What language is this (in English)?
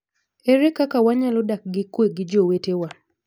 Luo (Kenya and Tanzania)